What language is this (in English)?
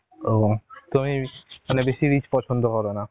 Bangla